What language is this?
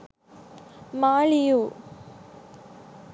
Sinhala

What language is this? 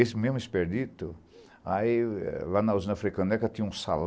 Portuguese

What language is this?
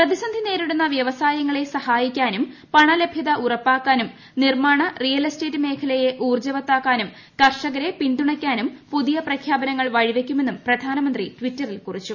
Malayalam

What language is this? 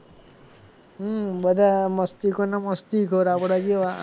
Gujarati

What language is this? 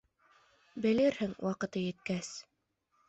Bashkir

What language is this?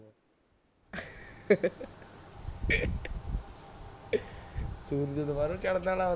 Punjabi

